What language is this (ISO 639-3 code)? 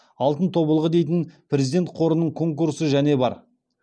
kaz